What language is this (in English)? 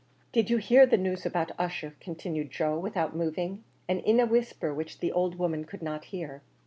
English